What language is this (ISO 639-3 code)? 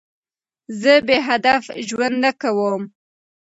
pus